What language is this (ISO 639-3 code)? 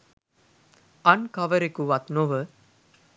sin